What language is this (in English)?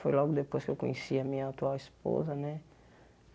Portuguese